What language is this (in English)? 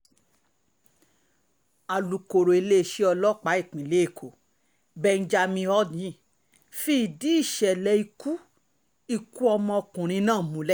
Yoruba